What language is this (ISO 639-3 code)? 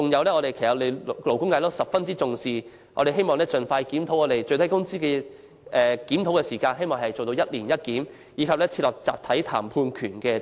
yue